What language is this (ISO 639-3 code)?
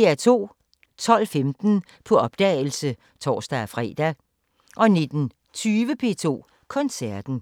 dan